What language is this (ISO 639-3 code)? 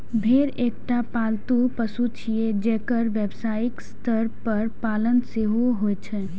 mai